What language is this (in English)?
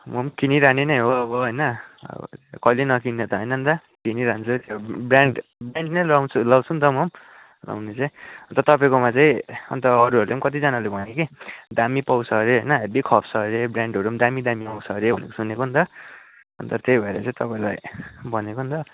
Nepali